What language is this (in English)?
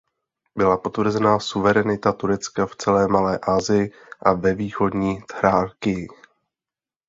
Czech